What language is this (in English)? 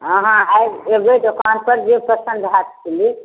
Maithili